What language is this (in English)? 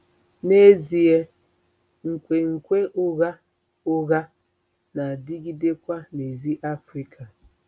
Igbo